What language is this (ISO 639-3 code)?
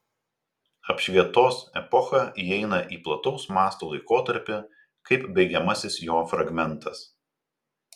lit